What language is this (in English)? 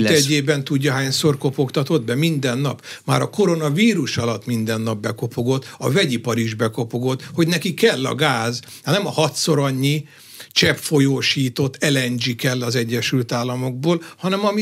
Hungarian